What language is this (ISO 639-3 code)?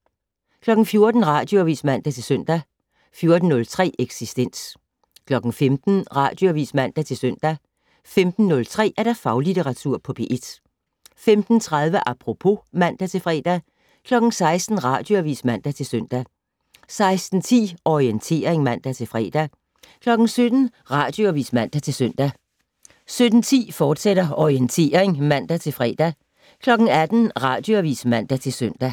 dan